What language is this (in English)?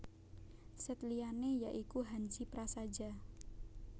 Javanese